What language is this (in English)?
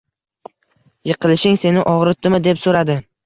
Uzbek